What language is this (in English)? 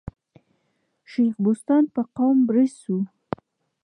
Pashto